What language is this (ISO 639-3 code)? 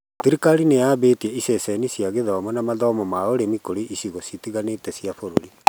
kik